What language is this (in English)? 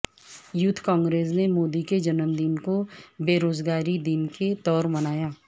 Urdu